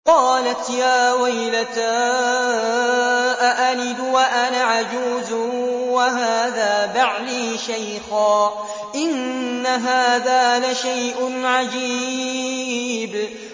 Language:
Arabic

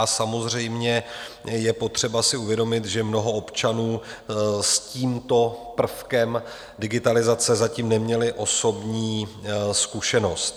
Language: Czech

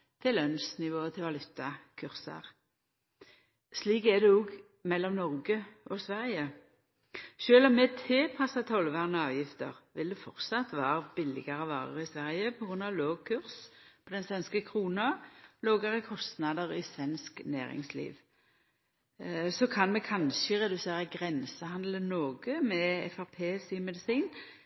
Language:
Norwegian Nynorsk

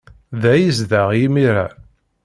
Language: Kabyle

